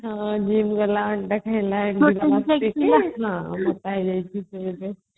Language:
Odia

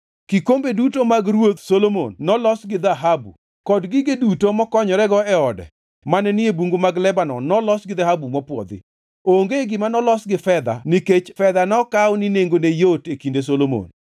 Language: Luo (Kenya and Tanzania)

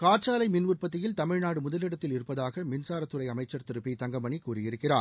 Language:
Tamil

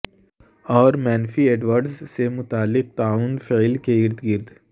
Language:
Urdu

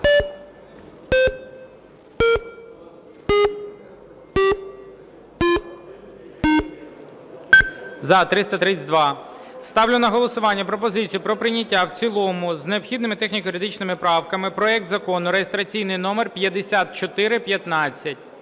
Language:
Ukrainian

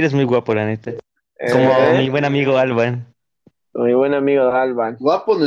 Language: Spanish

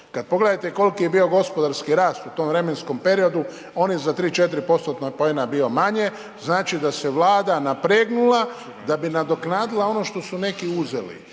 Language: Croatian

